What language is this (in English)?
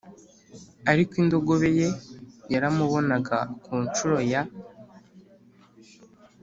Kinyarwanda